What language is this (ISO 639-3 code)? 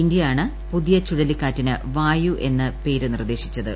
mal